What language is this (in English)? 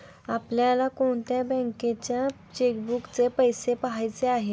Marathi